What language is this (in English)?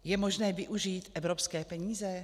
Czech